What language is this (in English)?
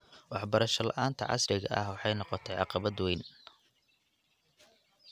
Somali